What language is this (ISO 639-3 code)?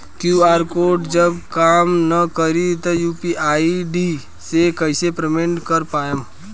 bho